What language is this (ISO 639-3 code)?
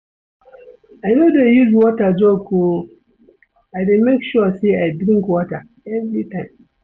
pcm